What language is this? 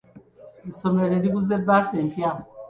Ganda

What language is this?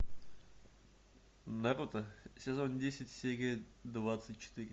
Russian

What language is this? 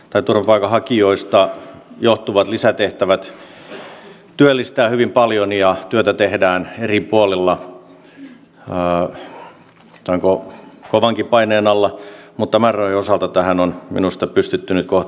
Finnish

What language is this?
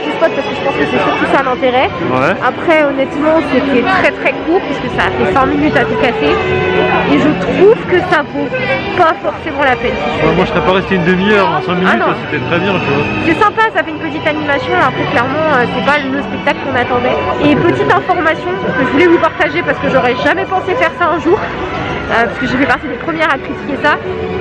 French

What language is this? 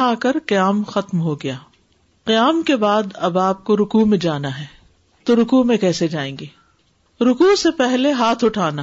Urdu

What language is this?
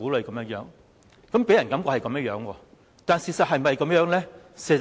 Cantonese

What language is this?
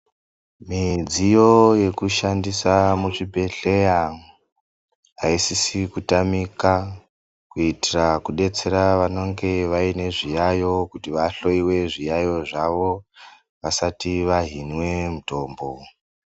Ndau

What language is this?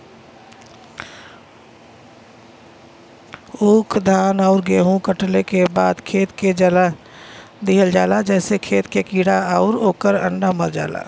Bhojpuri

